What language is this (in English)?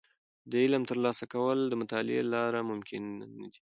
Pashto